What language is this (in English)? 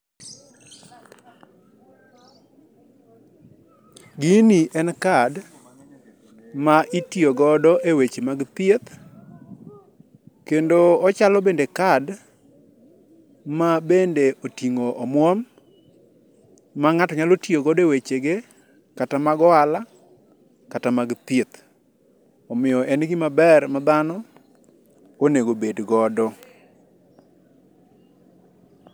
Luo (Kenya and Tanzania)